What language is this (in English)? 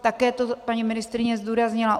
Czech